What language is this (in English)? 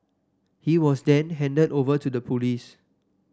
English